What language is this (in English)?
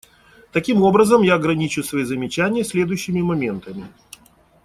Russian